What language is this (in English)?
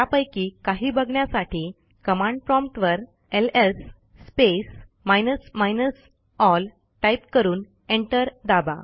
Marathi